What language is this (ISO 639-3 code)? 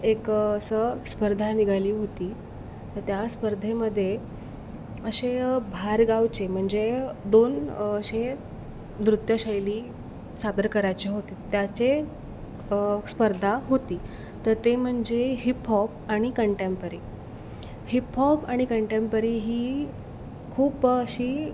mar